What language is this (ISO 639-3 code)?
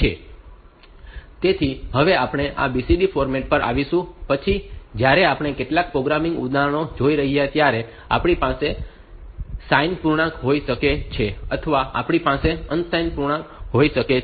guj